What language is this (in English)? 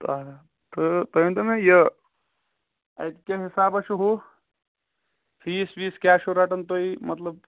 Kashmiri